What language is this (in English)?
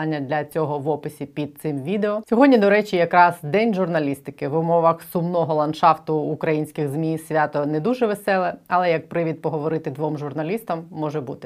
Ukrainian